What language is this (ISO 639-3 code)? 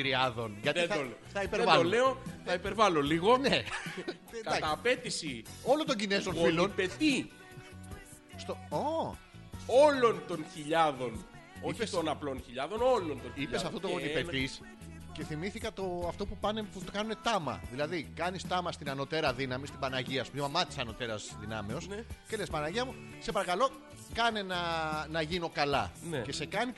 ell